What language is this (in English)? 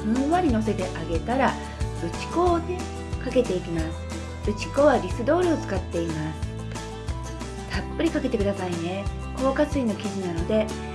Japanese